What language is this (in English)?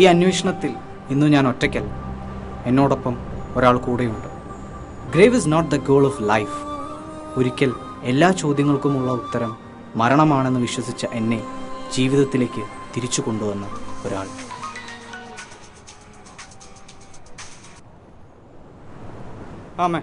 Malayalam